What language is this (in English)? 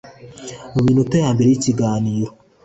Kinyarwanda